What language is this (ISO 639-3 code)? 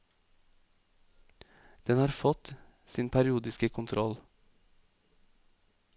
nor